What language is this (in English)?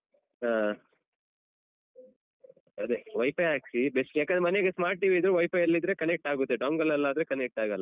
Kannada